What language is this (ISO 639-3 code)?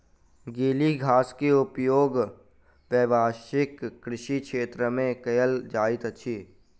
mai